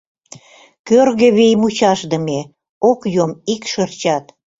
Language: Mari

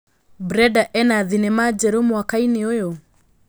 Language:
Kikuyu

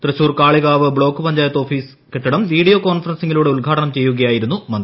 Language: Malayalam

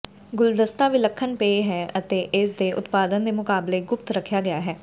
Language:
Punjabi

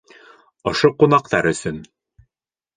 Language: Bashkir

